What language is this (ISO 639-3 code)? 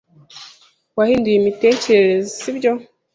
kin